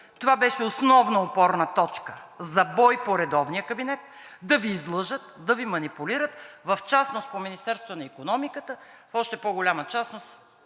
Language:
Bulgarian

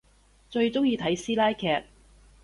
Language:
Cantonese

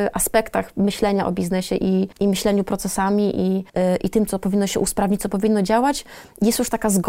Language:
Polish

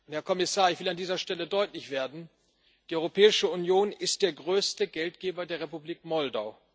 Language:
German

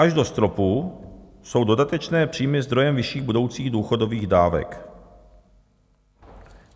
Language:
Czech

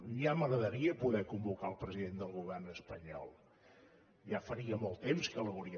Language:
Catalan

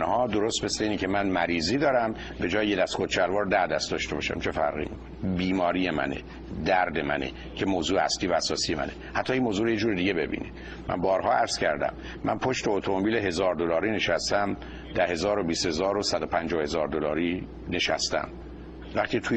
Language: Persian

